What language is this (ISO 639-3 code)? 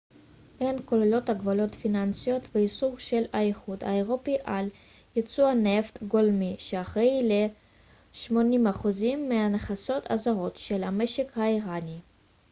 heb